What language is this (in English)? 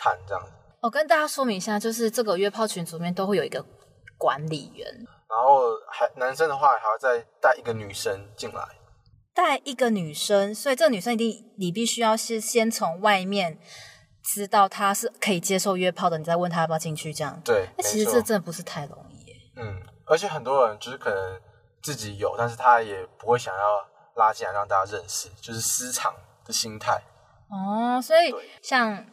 Chinese